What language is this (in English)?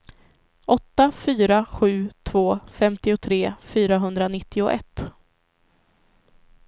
Swedish